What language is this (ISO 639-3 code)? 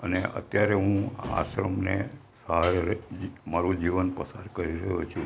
guj